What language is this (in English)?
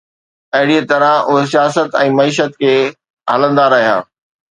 Sindhi